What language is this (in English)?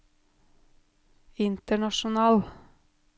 Norwegian